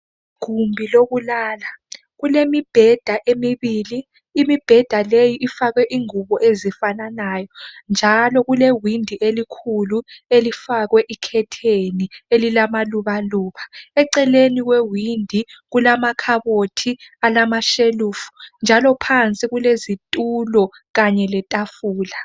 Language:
North Ndebele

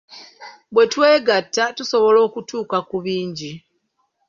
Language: Ganda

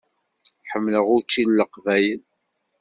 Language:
Kabyle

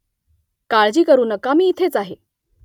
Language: Marathi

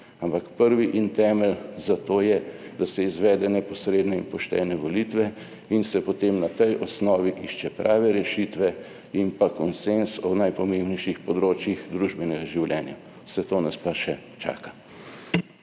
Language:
Slovenian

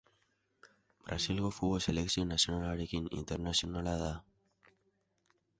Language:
Basque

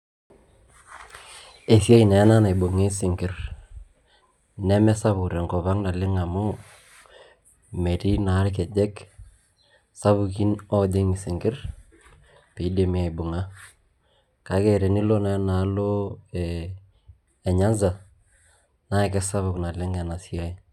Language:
Masai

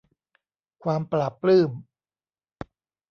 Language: Thai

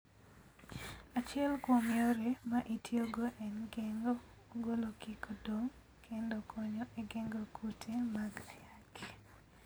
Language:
Luo (Kenya and Tanzania)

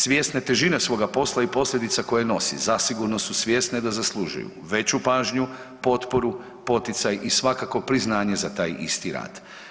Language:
Croatian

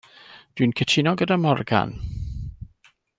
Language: Welsh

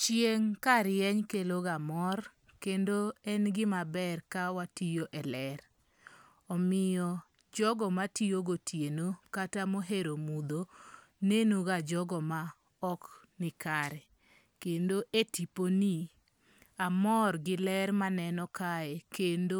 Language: Luo (Kenya and Tanzania)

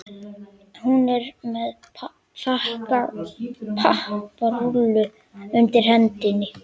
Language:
Icelandic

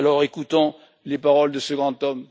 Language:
French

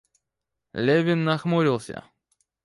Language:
Russian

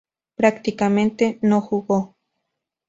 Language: Spanish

